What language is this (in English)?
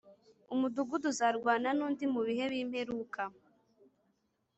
Kinyarwanda